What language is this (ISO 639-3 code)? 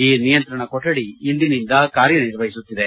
kan